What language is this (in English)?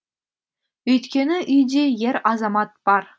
Kazakh